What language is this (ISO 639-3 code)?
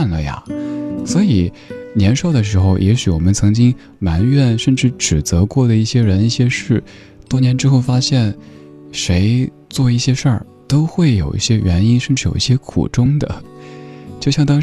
zho